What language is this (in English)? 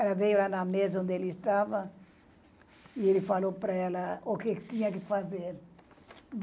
Portuguese